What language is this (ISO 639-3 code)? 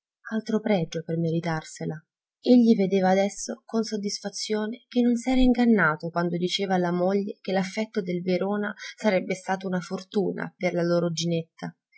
ita